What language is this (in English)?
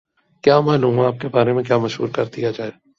Urdu